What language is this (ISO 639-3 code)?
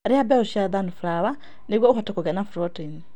kik